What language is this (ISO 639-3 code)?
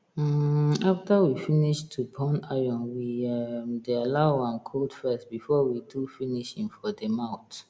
pcm